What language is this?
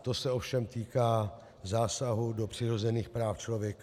Czech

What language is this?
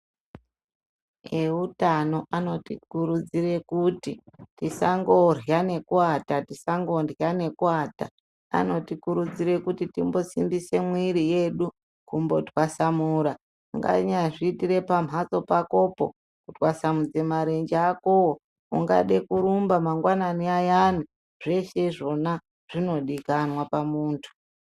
Ndau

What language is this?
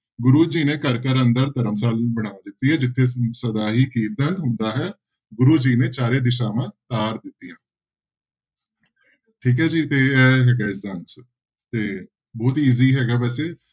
Punjabi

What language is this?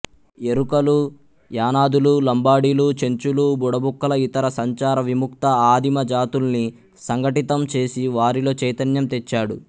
Telugu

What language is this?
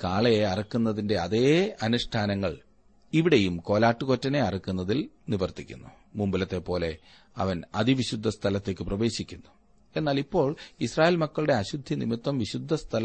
Malayalam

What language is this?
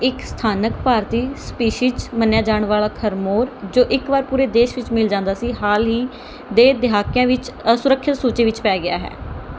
Punjabi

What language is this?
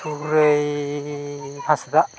Santali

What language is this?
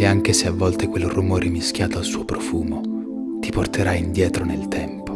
Italian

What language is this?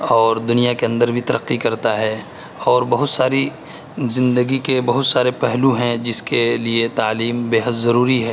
Urdu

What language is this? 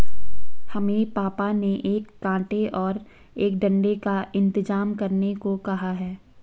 Hindi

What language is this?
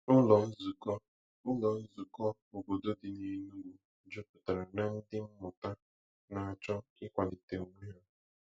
Igbo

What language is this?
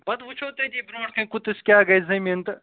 Kashmiri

